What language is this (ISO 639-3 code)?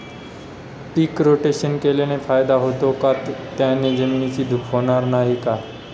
mar